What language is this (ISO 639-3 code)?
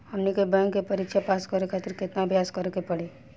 bho